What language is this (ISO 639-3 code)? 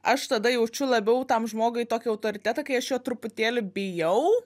lit